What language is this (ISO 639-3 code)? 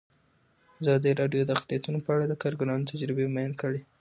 pus